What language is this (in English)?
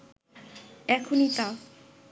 Bangla